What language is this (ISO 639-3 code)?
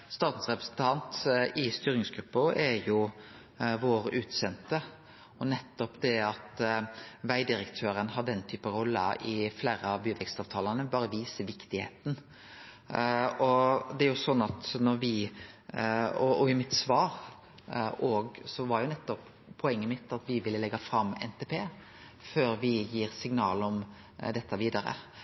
nor